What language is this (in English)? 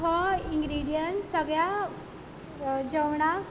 Konkani